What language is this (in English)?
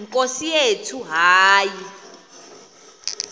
Xhosa